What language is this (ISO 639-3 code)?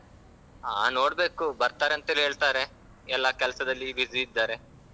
kan